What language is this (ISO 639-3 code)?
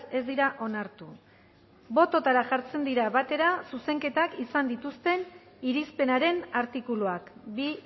eus